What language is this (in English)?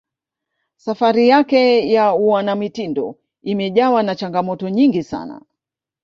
Swahili